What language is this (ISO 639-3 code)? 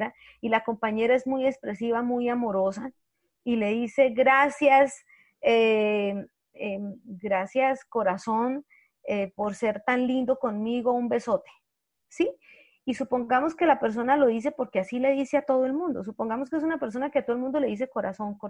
spa